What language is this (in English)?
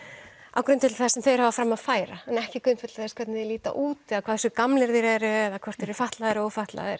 Icelandic